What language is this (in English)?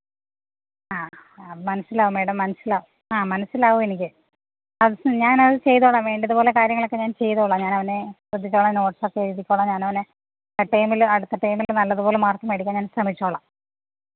Malayalam